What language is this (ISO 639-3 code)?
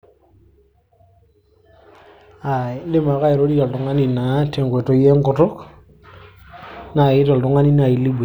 mas